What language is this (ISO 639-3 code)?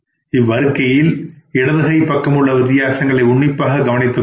tam